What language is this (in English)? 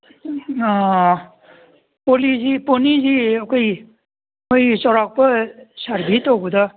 Manipuri